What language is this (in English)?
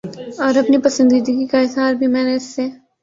Urdu